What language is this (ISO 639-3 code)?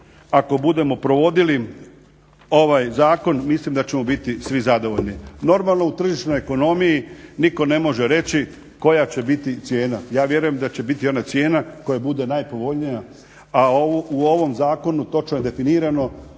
hrv